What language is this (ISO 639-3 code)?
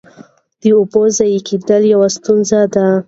pus